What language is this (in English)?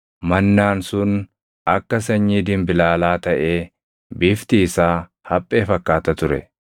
Oromo